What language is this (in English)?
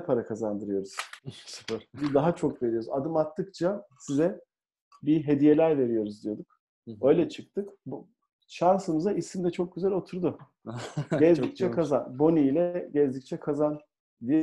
Turkish